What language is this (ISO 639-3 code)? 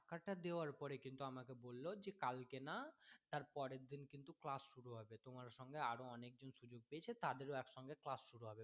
ben